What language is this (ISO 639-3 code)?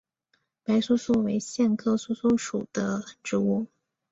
zho